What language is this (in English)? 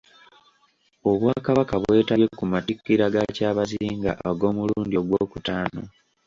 Ganda